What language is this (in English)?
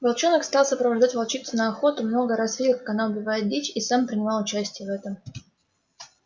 Russian